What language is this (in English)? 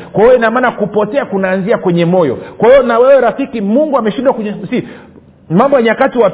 Swahili